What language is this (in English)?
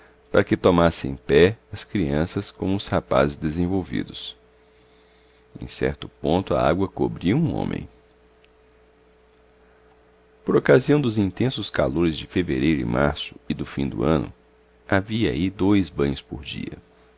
Portuguese